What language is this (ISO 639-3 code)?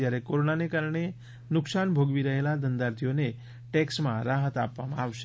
guj